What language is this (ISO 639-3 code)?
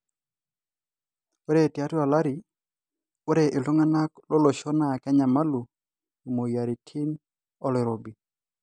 mas